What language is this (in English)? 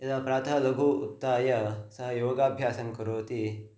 Sanskrit